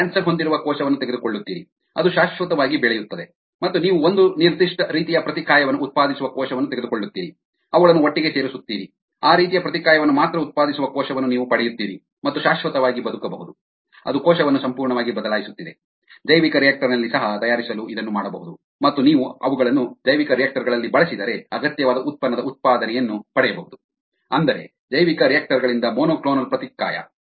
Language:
Kannada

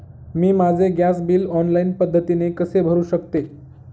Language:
Marathi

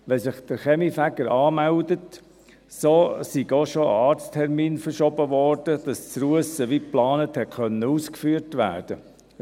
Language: Swiss German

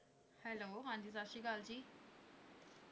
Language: Punjabi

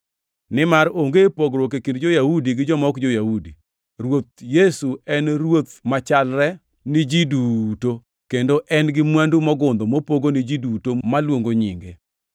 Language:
Luo (Kenya and Tanzania)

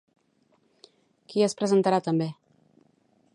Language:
Catalan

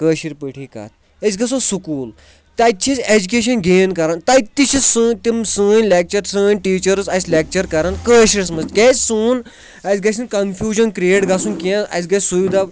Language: Kashmiri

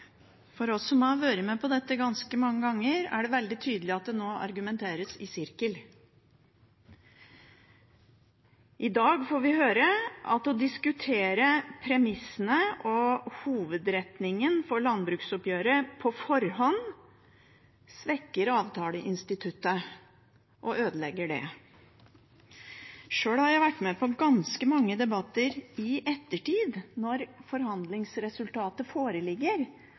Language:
Norwegian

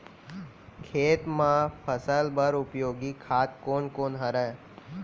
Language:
Chhattisgarhi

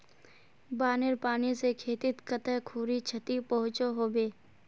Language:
Magahi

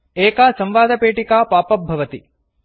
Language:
Sanskrit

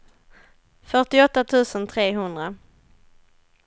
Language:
Swedish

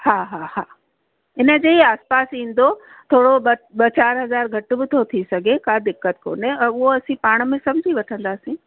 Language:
Sindhi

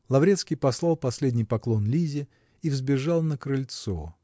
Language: Russian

